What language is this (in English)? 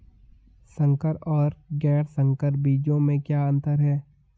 Hindi